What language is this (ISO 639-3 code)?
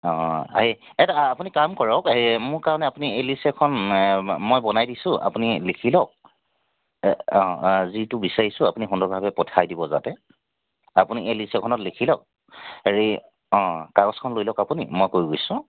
asm